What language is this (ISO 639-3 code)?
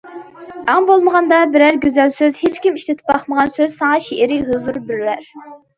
uig